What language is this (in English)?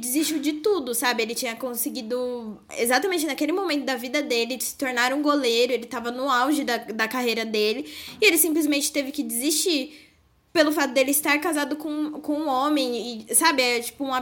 Portuguese